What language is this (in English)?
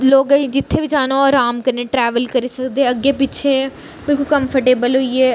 Dogri